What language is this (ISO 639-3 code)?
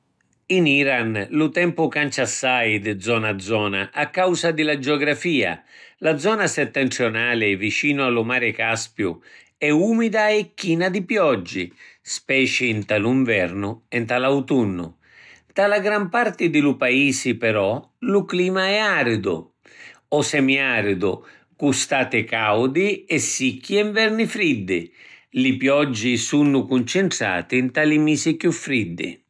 scn